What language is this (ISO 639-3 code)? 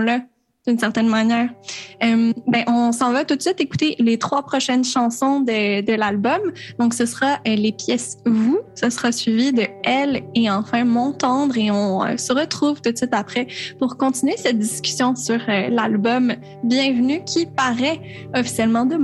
fra